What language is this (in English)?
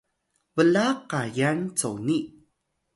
Atayal